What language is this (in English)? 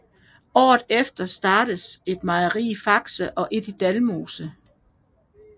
Danish